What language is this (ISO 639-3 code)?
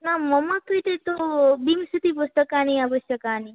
san